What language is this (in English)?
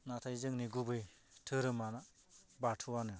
Bodo